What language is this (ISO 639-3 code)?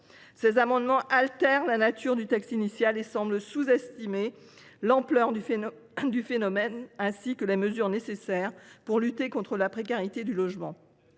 fra